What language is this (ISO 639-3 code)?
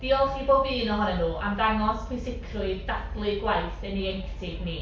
cym